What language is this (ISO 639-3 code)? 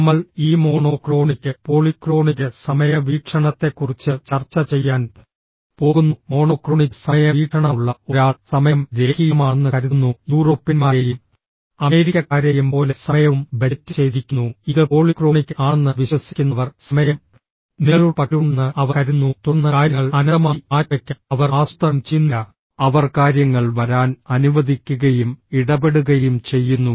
mal